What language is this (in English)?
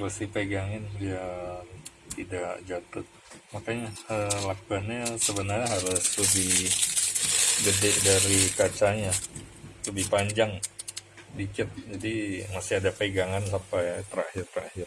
Indonesian